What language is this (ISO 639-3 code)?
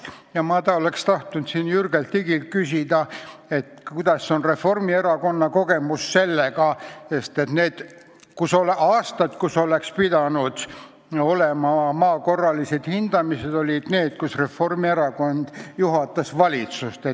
est